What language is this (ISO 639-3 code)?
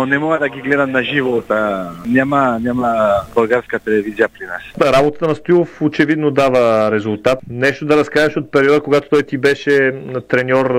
bul